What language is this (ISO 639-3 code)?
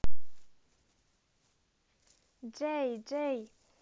rus